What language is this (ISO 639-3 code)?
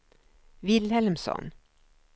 swe